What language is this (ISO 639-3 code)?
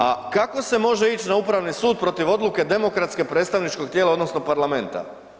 hrv